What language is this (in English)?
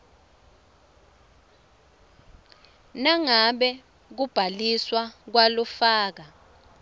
Swati